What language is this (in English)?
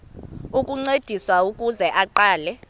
Xhosa